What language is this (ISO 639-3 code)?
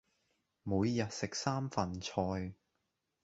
yue